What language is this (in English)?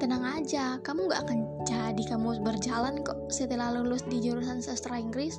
Indonesian